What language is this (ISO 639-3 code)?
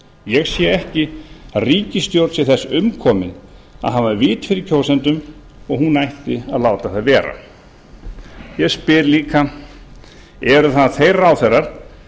isl